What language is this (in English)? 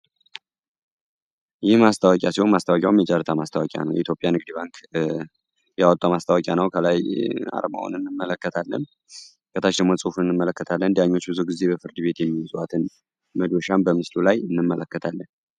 Amharic